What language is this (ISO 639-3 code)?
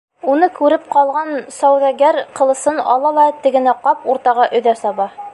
bak